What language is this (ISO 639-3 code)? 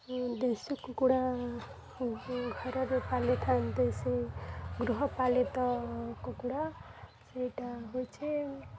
ori